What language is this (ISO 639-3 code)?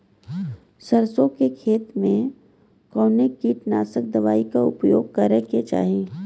bho